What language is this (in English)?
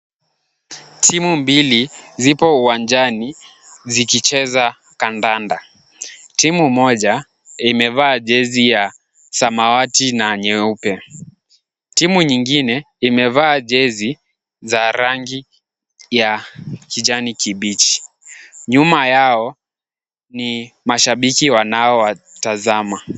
Swahili